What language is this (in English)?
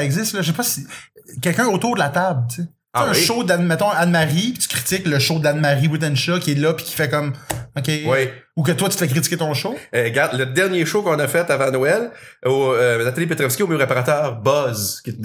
French